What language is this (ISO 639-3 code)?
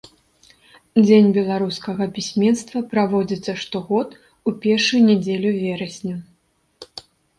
bel